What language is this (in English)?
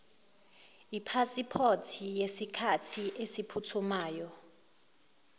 Zulu